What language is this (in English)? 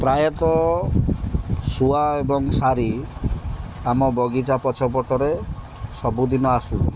Odia